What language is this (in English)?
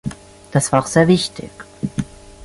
German